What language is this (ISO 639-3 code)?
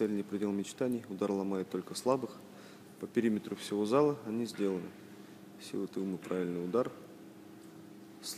rus